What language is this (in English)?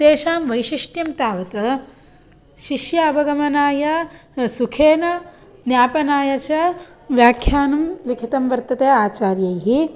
Sanskrit